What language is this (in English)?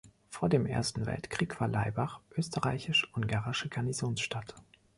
German